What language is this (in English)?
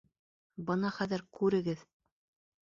Bashkir